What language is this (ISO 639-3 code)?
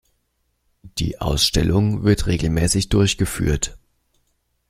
deu